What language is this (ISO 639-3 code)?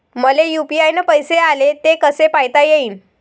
mar